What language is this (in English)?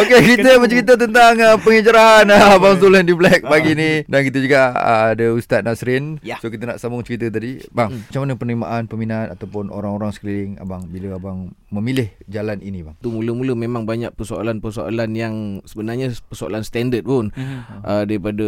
Malay